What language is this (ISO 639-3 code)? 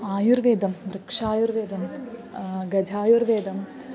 san